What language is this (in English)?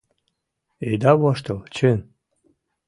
Mari